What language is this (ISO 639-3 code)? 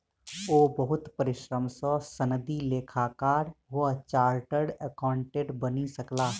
mai